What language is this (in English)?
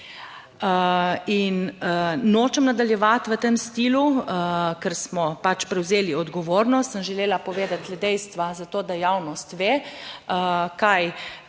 Slovenian